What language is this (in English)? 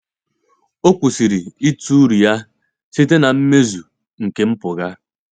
Igbo